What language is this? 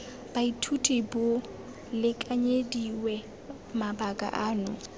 Tswana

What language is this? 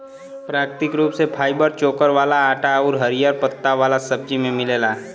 Bhojpuri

